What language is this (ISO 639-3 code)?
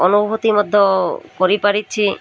ori